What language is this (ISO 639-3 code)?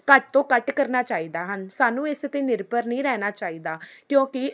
pan